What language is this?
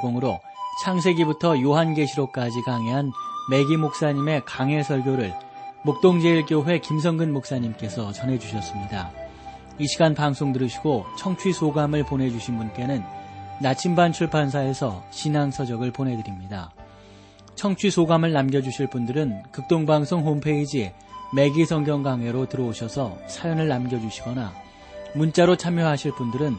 Korean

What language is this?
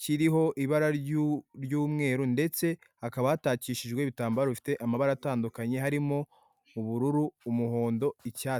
Kinyarwanda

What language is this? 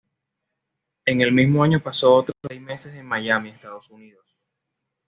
Spanish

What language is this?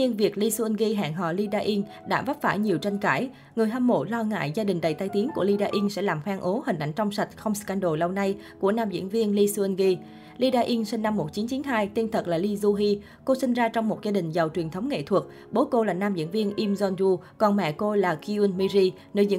Vietnamese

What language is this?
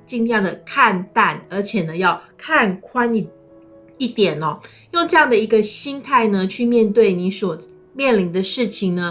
Chinese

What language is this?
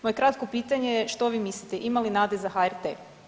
Croatian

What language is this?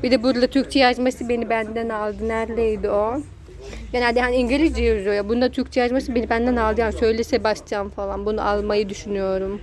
Turkish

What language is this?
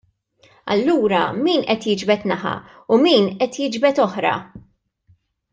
Maltese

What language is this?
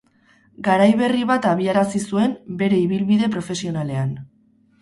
Basque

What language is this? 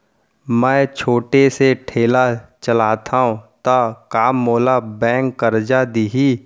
Chhattisgarhi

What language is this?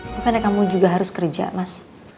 Indonesian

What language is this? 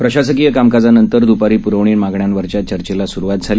Marathi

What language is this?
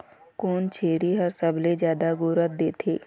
Chhattisgarhi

